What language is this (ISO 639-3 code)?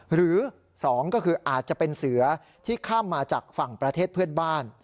tha